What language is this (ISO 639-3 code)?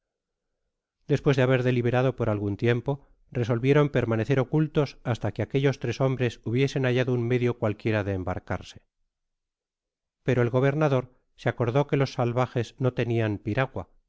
spa